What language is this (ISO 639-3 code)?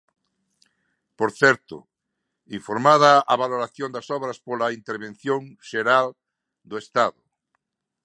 glg